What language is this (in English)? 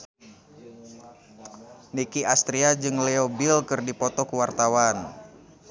Sundanese